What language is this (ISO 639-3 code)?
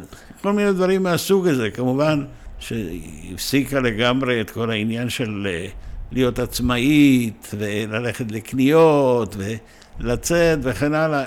heb